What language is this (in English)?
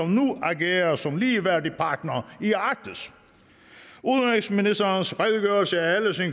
Danish